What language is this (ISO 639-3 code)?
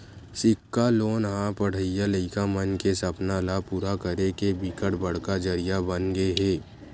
hne